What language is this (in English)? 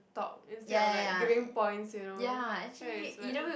English